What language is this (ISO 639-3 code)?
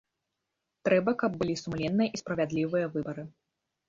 bel